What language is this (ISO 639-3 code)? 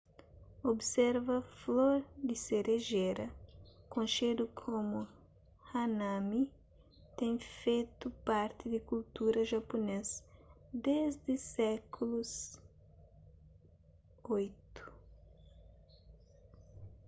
kea